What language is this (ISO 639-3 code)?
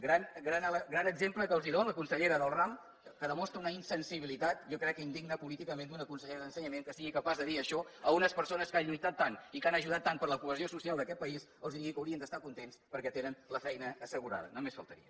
cat